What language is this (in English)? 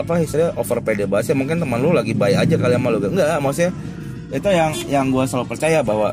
Indonesian